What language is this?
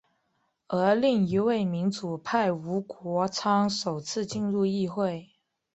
Chinese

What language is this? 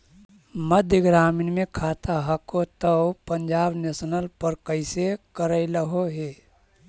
Magahi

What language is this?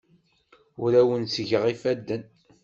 Kabyle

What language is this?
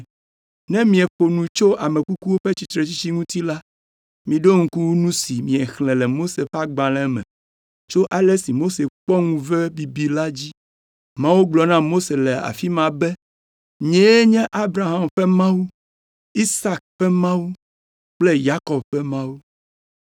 Ewe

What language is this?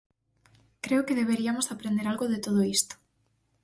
Galician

